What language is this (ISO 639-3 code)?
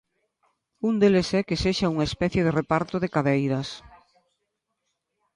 glg